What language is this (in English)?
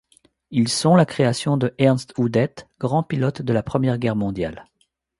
French